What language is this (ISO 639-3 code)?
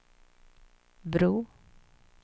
swe